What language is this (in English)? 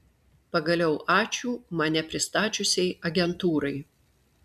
Lithuanian